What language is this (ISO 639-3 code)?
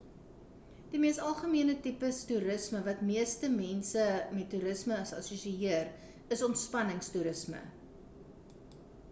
afr